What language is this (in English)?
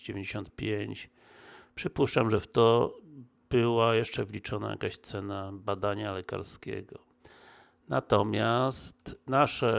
Polish